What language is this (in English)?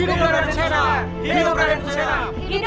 Indonesian